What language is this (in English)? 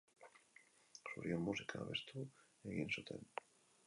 Basque